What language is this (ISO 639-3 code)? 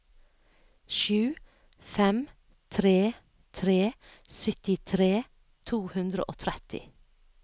nor